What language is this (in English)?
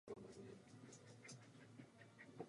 Czech